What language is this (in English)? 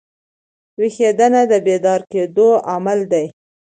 Pashto